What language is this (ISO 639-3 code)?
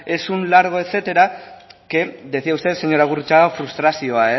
spa